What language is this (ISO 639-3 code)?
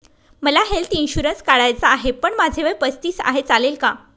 mar